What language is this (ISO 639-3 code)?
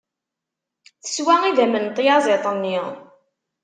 kab